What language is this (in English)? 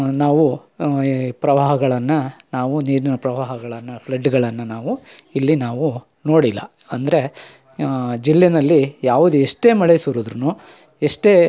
Kannada